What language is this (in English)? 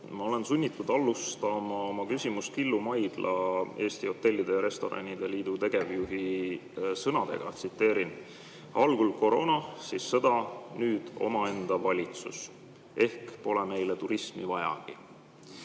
Estonian